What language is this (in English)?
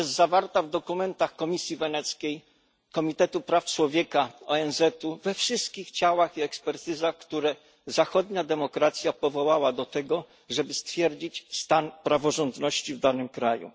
Polish